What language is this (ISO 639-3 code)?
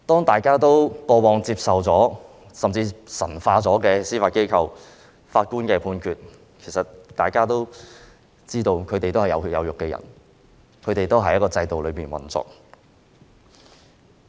yue